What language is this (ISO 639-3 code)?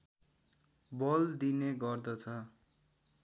nep